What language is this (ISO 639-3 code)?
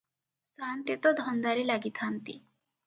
ori